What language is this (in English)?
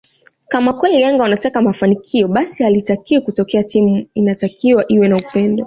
Swahili